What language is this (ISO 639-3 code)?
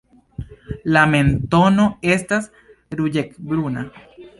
epo